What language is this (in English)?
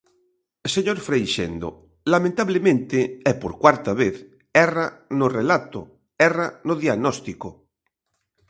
Galician